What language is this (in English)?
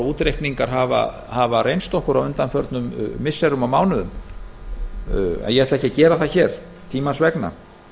Icelandic